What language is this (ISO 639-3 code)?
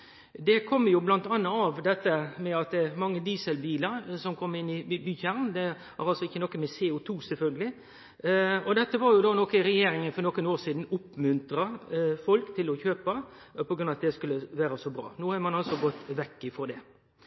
nno